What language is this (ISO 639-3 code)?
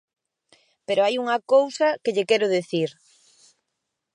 glg